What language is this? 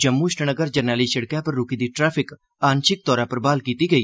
Dogri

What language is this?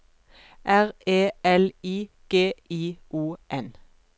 Norwegian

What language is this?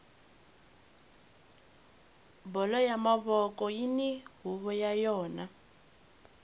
Tsonga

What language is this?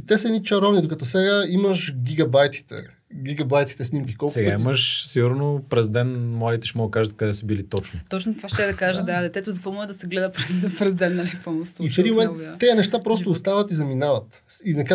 Bulgarian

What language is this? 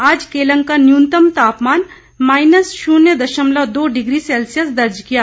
Hindi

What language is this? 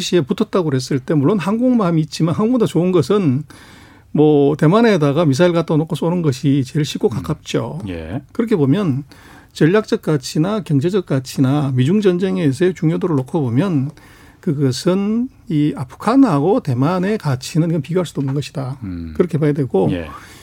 Korean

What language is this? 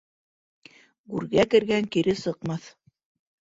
Bashkir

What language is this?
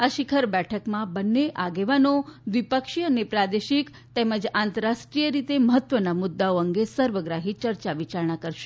Gujarati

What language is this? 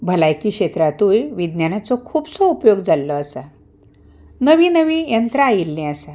Konkani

